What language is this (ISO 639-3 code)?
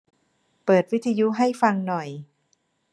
tha